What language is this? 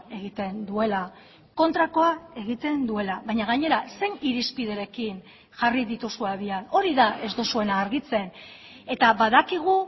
Basque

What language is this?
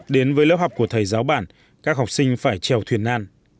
Vietnamese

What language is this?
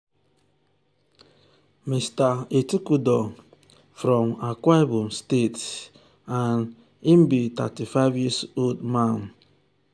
Nigerian Pidgin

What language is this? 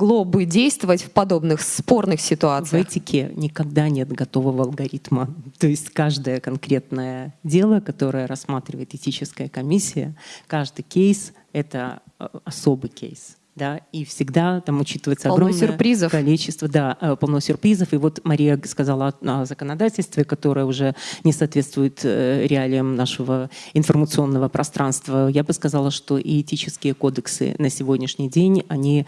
Russian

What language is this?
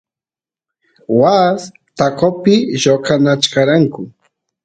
Santiago del Estero Quichua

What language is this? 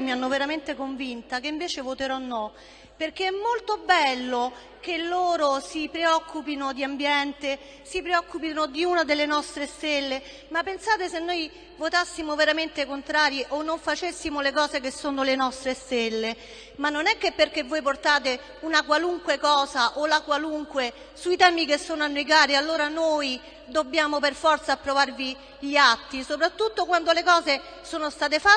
Italian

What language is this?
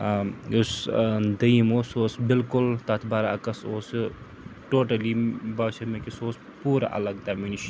Kashmiri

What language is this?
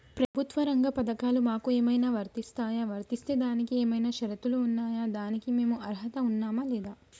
Telugu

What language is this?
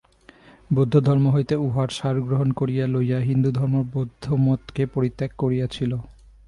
Bangla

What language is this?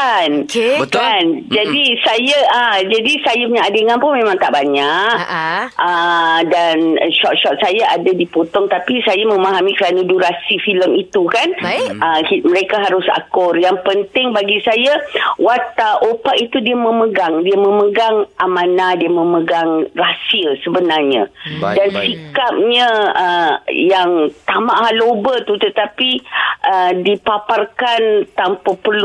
Malay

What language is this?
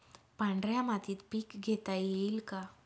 Marathi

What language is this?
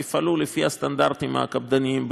Hebrew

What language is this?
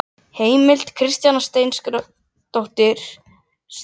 Icelandic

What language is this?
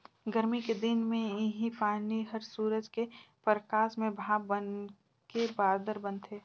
Chhattisgarhi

